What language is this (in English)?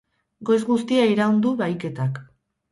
Basque